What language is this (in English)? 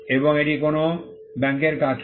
Bangla